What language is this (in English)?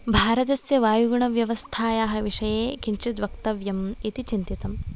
Sanskrit